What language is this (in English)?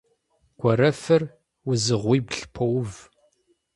Kabardian